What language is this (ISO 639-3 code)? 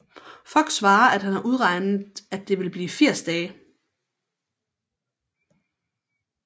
dan